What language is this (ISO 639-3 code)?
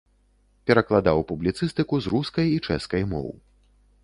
bel